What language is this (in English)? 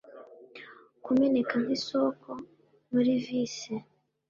Kinyarwanda